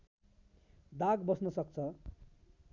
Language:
Nepali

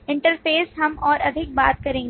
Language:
Hindi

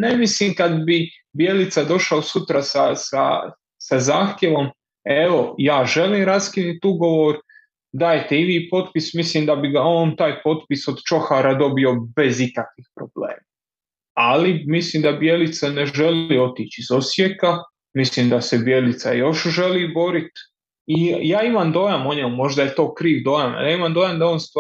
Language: Croatian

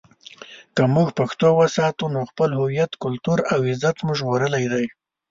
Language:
Pashto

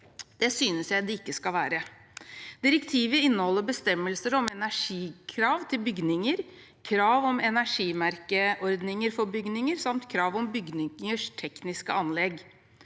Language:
Norwegian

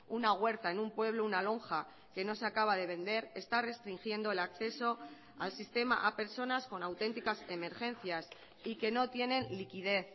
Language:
Spanish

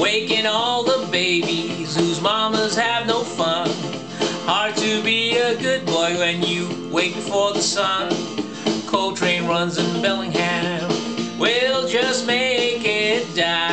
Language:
English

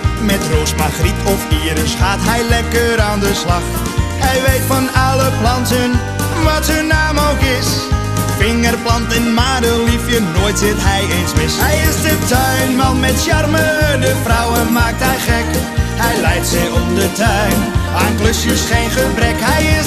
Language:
Dutch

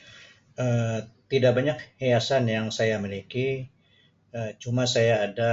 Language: Sabah Malay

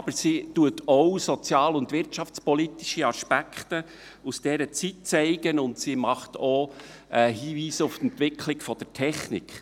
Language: Swiss German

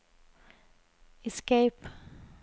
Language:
Norwegian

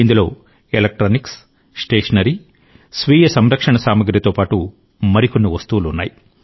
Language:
Telugu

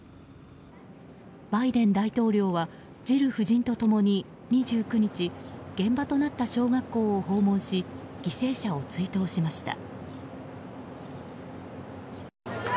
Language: Japanese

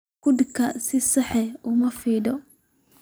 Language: Somali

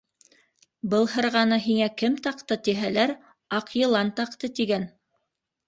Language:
Bashkir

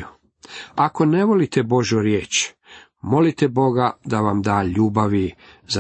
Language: Croatian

